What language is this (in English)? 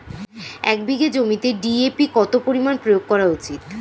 Bangla